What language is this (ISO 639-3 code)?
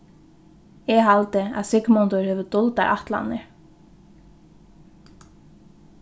fao